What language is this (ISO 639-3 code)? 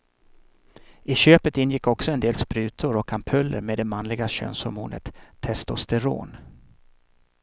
swe